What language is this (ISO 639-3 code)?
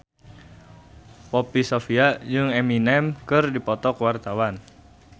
sun